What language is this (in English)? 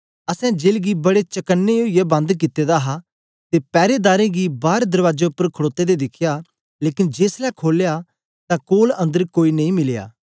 Dogri